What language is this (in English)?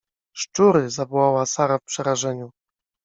Polish